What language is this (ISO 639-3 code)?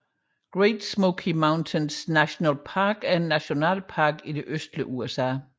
dan